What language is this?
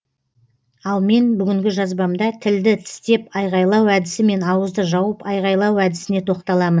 Kazakh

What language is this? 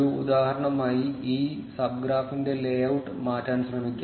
Malayalam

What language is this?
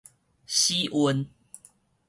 Min Nan Chinese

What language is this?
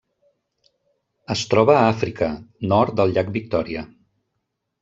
Catalan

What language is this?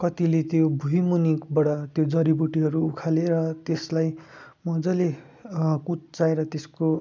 Nepali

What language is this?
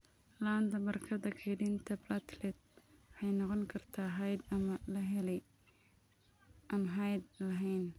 Somali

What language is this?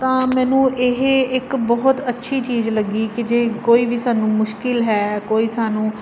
Punjabi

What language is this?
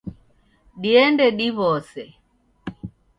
Taita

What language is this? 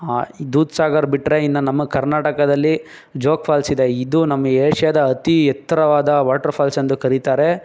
Kannada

